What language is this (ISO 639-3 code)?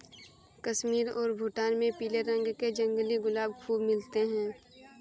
hin